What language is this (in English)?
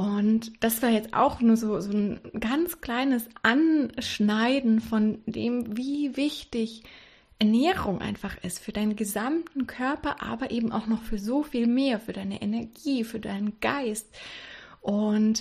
German